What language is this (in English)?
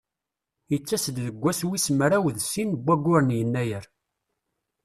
Kabyle